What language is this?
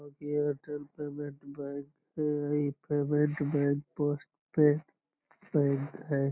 Magahi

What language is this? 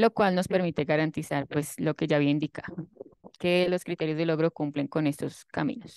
Spanish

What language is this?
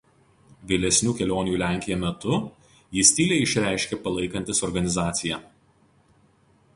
Lithuanian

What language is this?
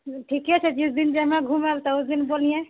Maithili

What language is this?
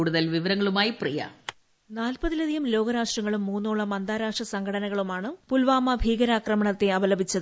Malayalam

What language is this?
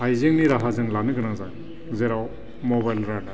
Bodo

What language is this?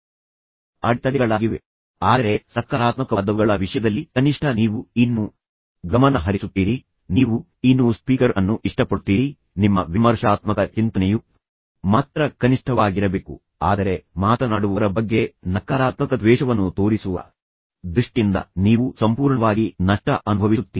Kannada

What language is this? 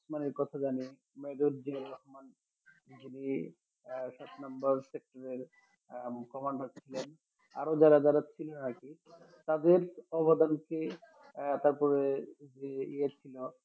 Bangla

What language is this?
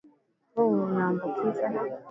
Swahili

